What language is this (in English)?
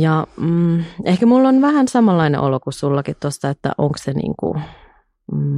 Finnish